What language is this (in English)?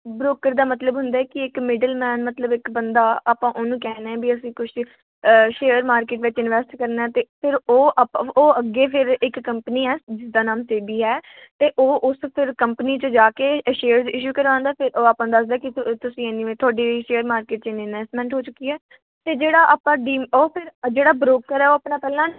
Punjabi